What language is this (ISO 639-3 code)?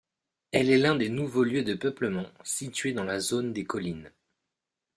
fra